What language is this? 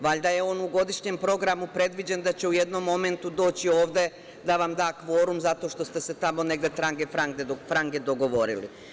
Serbian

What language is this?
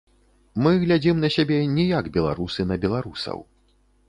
Belarusian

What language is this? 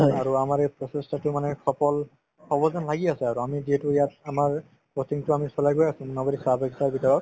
Assamese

